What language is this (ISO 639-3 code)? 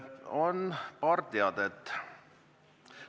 est